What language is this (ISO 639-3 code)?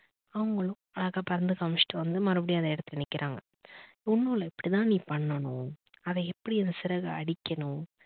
tam